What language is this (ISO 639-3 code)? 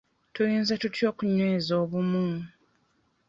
lug